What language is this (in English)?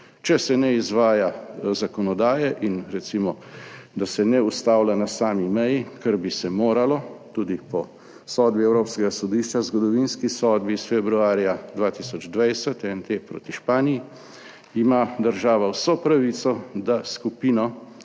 Slovenian